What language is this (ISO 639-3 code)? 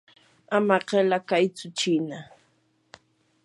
qur